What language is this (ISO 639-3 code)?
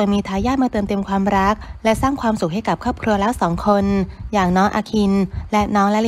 tha